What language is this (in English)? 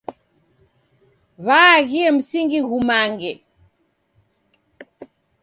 Taita